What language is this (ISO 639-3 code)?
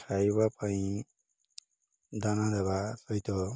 ori